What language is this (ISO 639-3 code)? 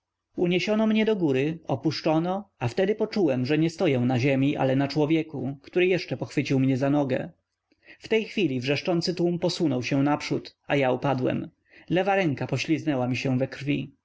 pol